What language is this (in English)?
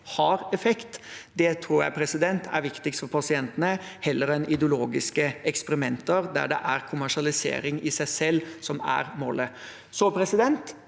Norwegian